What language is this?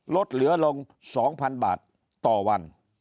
Thai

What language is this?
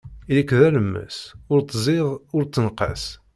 Kabyle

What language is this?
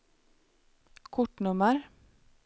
Swedish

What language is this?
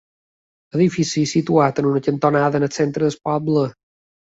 Catalan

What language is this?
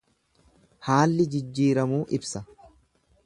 Oromo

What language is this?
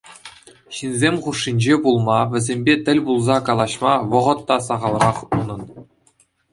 Chuvash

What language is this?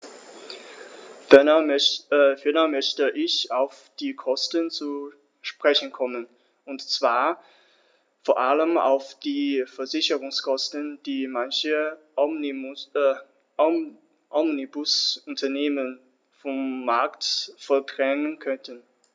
German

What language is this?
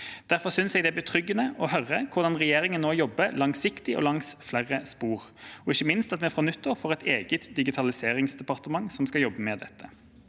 Norwegian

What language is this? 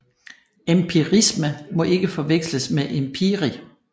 Danish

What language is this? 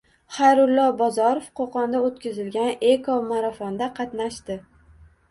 Uzbek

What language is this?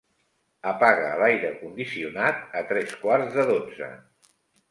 Catalan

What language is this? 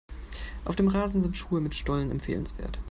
German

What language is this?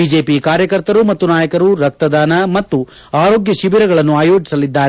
Kannada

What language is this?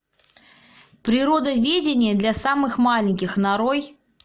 Russian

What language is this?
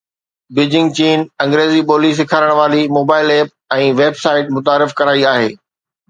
Sindhi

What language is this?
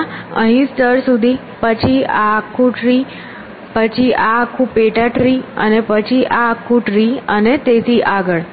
Gujarati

